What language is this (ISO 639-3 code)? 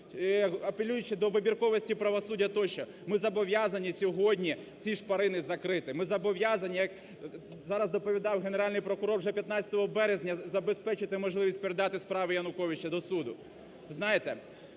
ukr